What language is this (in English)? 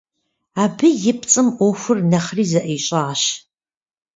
Kabardian